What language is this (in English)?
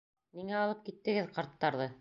Bashkir